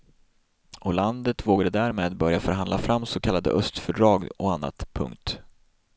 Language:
Swedish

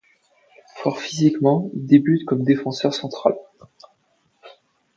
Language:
French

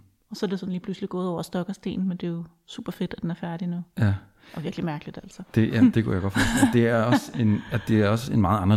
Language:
Danish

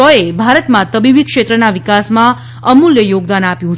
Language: Gujarati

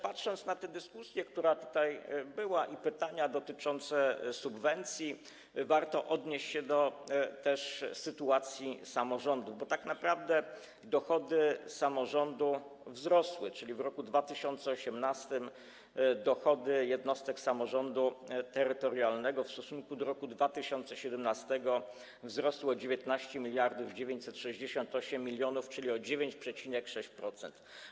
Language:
Polish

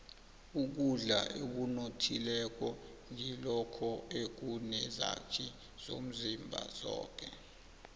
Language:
South Ndebele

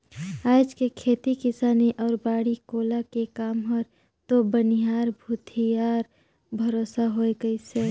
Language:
Chhattisgarhi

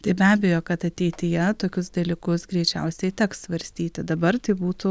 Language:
Lithuanian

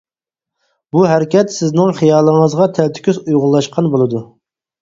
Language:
Uyghur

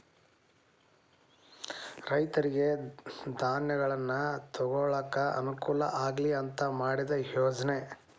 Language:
Kannada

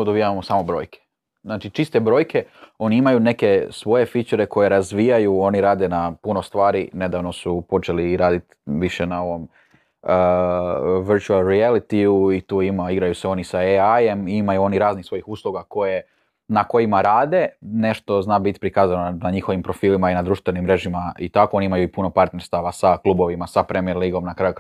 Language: Croatian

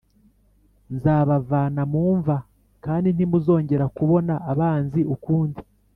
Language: Kinyarwanda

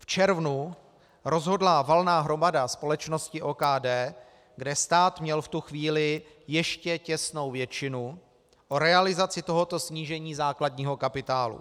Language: Czech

